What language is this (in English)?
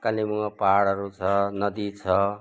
Nepali